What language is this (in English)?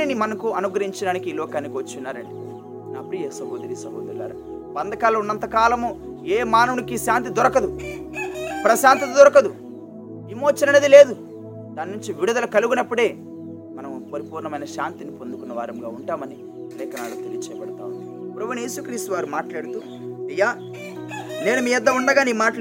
Telugu